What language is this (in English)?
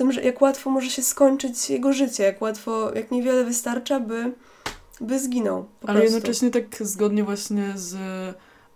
Polish